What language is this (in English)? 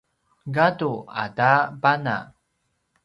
Paiwan